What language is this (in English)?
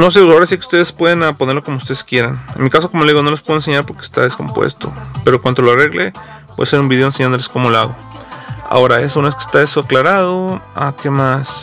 Spanish